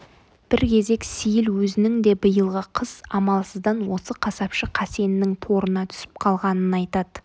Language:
Kazakh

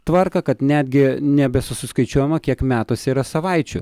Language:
Lithuanian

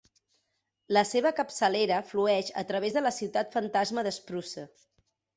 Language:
Catalan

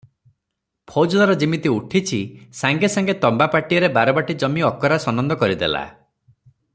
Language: Odia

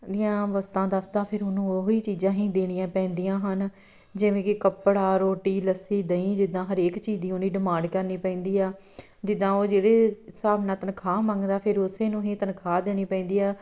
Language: Punjabi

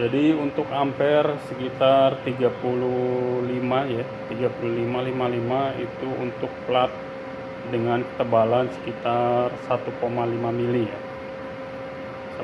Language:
Indonesian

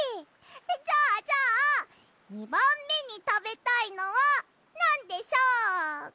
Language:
Japanese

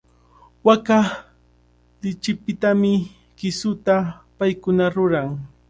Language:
Cajatambo North Lima Quechua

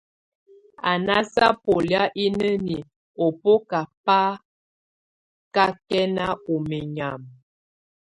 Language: Tunen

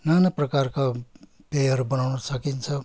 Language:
Nepali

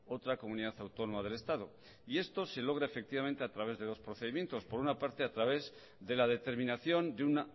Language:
Spanish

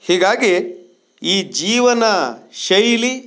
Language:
Kannada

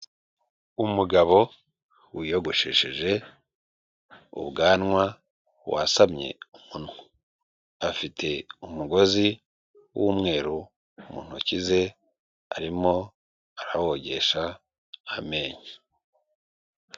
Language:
Kinyarwanda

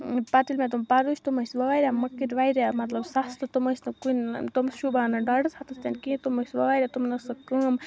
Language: Kashmiri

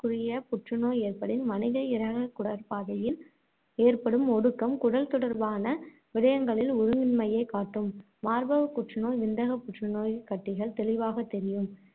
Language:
Tamil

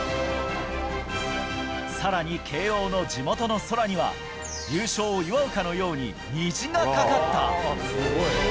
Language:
Japanese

